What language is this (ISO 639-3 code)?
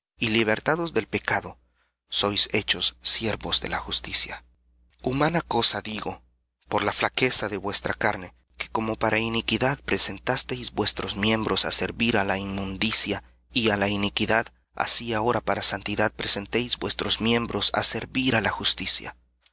spa